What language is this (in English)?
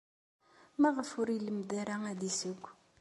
Kabyle